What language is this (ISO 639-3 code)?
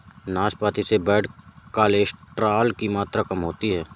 hin